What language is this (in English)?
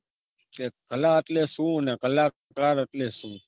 Gujarati